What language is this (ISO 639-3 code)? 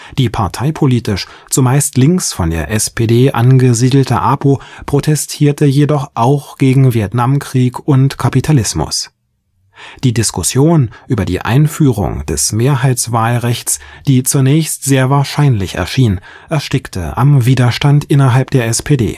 deu